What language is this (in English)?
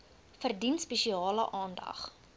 Afrikaans